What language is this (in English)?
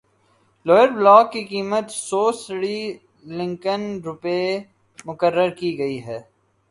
Urdu